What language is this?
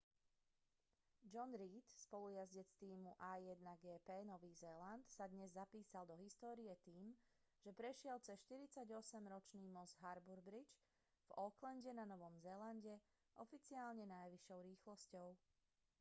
Slovak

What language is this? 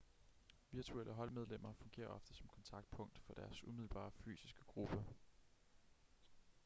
Danish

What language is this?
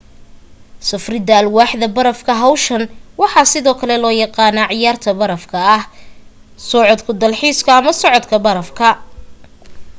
Somali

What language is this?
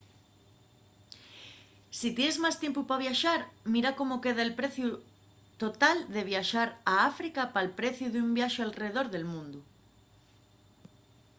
Asturian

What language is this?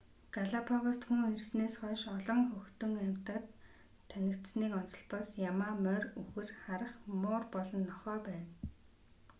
Mongolian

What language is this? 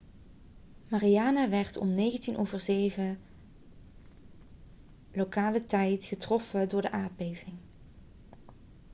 Dutch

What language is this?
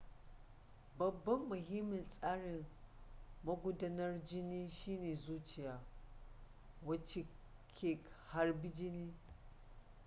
Hausa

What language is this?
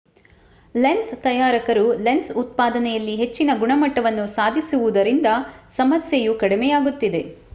Kannada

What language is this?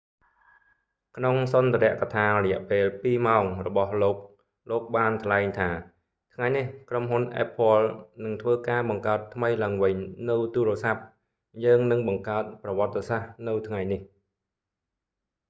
Khmer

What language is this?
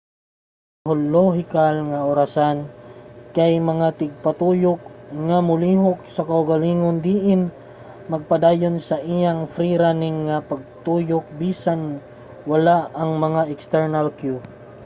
Cebuano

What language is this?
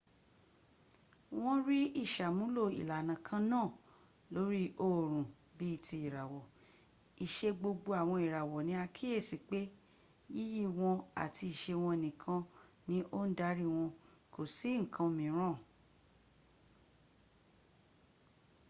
Yoruba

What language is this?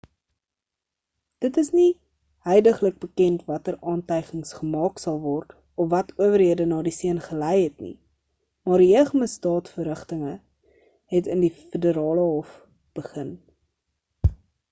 Afrikaans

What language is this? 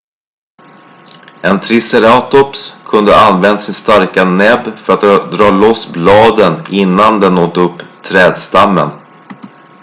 Swedish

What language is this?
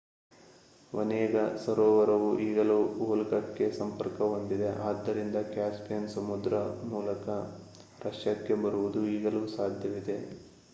Kannada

